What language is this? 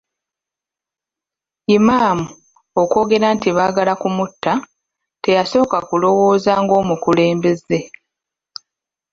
Ganda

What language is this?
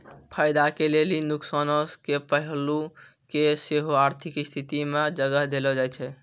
Maithili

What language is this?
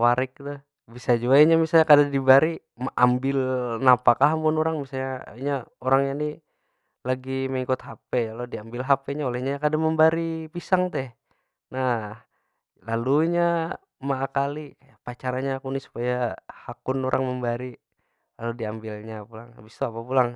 Banjar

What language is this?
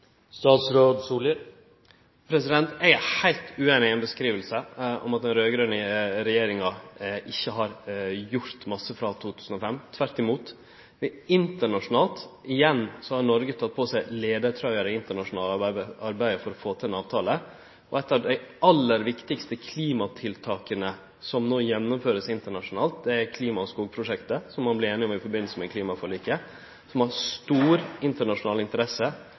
Norwegian Nynorsk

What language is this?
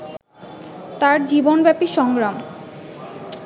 Bangla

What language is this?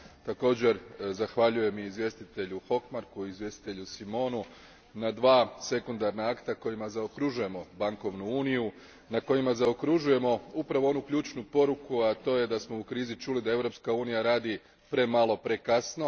Croatian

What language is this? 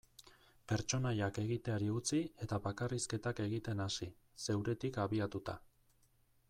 Basque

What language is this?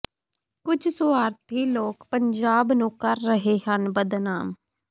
Punjabi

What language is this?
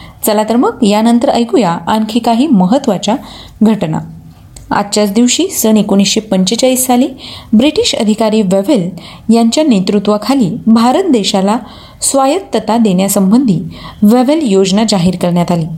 Marathi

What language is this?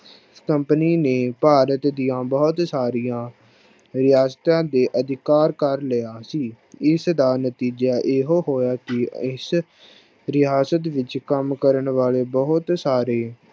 Punjabi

